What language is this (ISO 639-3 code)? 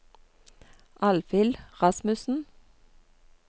nor